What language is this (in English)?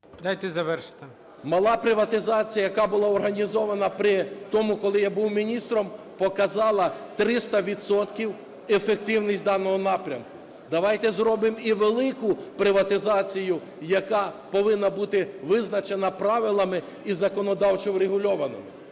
Ukrainian